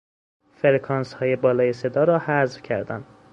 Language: Persian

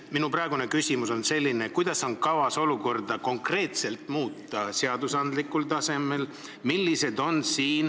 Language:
Estonian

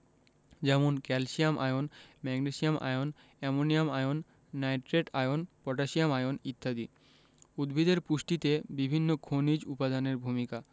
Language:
Bangla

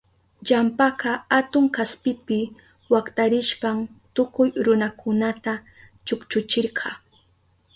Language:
Southern Pastaza Quechua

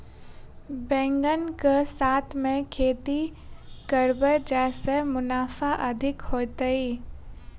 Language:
Maithili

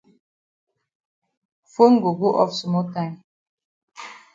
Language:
Cameroon Pidgin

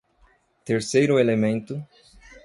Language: Portuguese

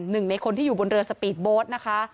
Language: Thai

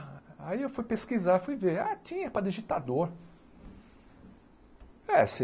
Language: Portuguese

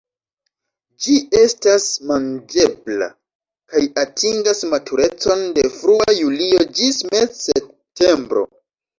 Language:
Esperanto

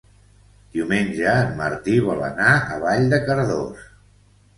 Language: Catalan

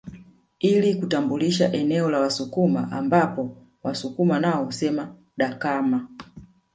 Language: Swahili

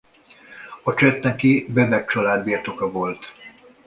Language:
Hungarian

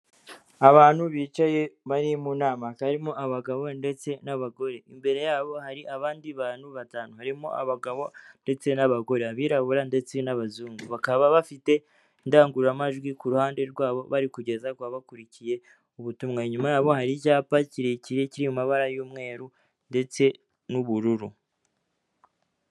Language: Kinyarwanda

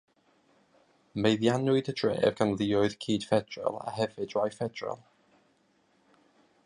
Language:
Welsh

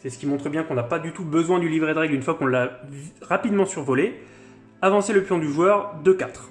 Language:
French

